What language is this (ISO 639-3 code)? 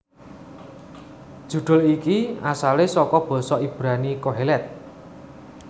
jav